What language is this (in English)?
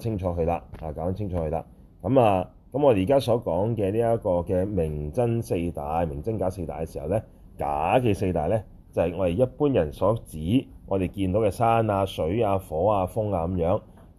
Chinese